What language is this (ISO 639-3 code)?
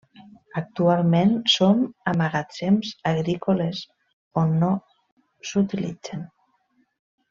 cat